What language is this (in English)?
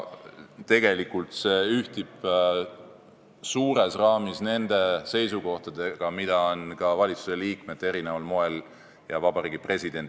Estonian